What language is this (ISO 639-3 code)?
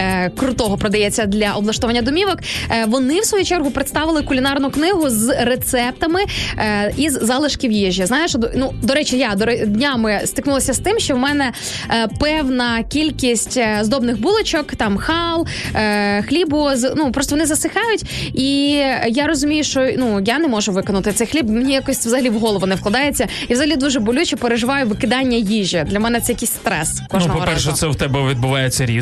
ukr